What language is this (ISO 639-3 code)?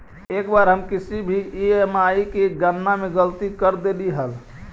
mag